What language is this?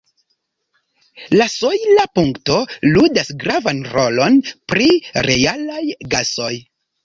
Esperanto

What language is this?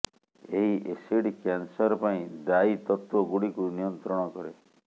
Odia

